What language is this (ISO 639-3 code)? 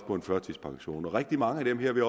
dan